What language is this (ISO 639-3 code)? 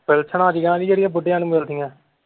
pan